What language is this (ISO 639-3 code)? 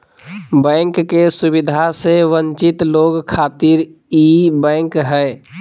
mag